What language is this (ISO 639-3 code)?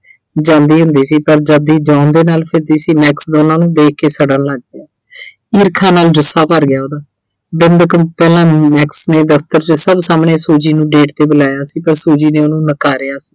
pan